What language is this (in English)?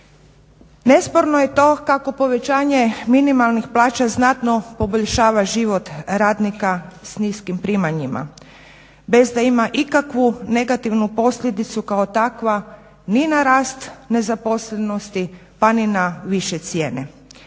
Croatian